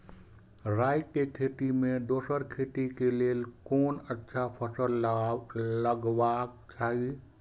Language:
Maithili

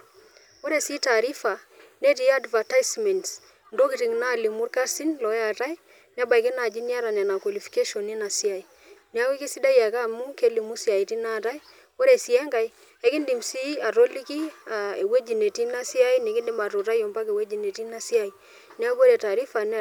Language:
Masai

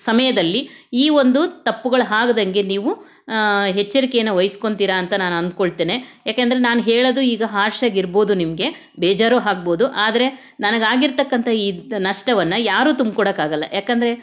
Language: Kannada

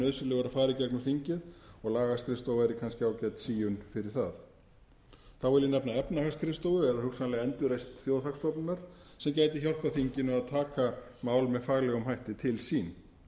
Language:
Icelandic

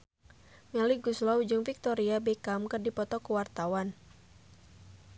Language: Sundanese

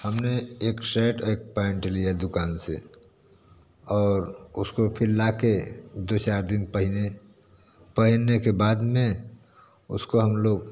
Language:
Hindi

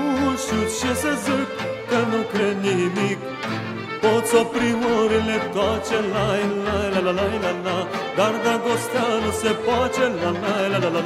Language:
Romanian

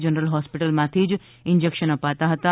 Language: Gujarati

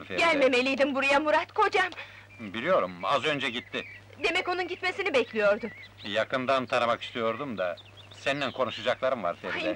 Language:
Turkish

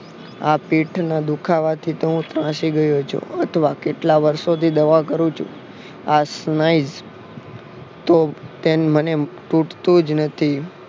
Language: Gujarati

